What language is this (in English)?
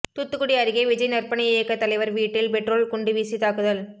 Tamil